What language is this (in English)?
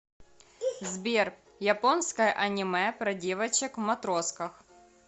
Russian